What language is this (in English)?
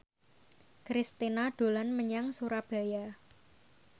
Javanese